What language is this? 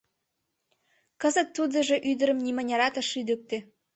Mari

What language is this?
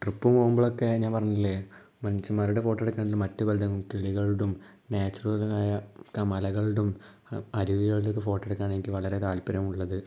Malayalam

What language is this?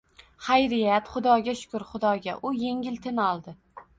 Uzbek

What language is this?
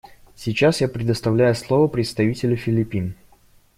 Russian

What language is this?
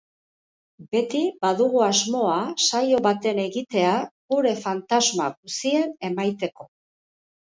Basque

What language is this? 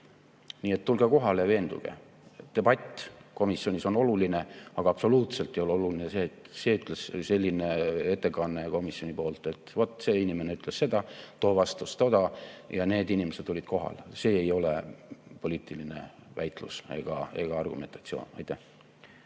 Estonian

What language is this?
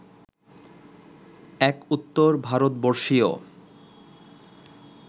Bangla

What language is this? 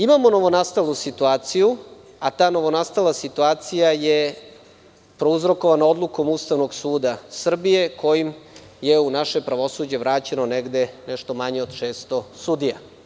Serbian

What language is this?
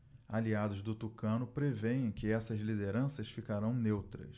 Portuguese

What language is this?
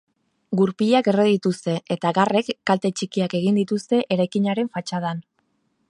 Basque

